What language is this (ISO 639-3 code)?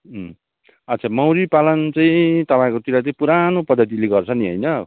nep